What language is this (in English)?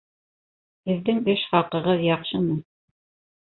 Bashkir